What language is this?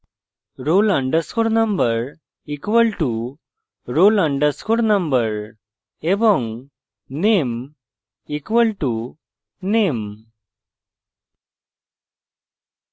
Bangla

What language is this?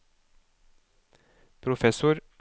Norwegian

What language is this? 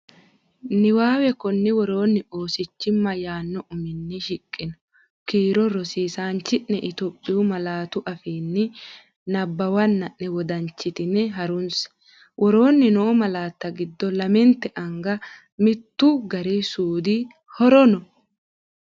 Sidamo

